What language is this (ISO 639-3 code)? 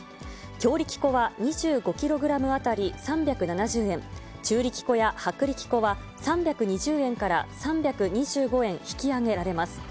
jpn